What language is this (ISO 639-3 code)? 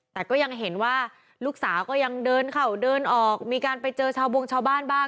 tha